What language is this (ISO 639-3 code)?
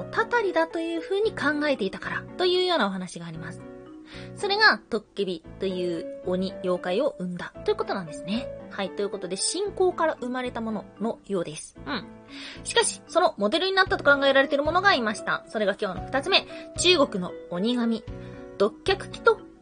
jpn